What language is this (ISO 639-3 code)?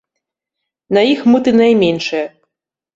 bel